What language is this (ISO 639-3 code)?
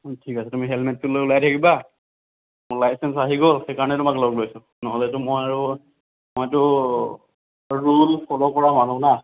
asm